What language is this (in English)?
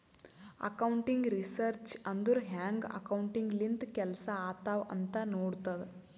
Kannada